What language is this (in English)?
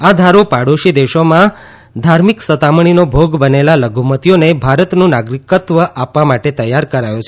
Gujarati